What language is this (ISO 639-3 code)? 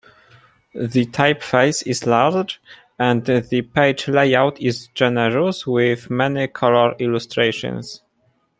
eng